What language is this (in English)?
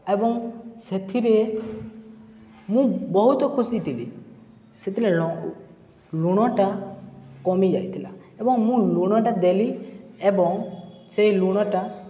Odia